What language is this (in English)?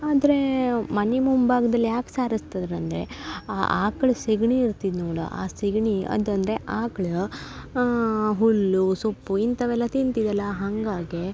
Kannada